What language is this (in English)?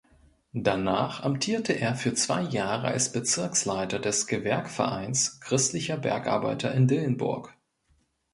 German